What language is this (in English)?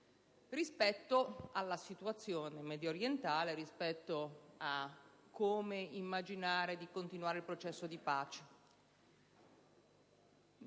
Italian